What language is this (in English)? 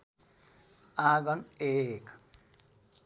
Nepali